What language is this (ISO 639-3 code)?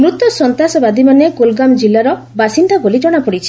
ori